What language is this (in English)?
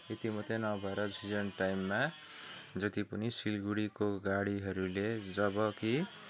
Nepali